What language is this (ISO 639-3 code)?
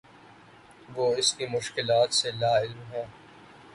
urd